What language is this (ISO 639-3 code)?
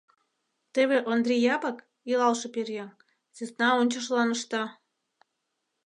chm